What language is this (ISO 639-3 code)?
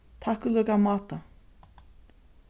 fao